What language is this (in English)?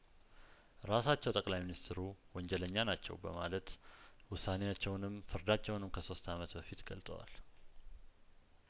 Amharic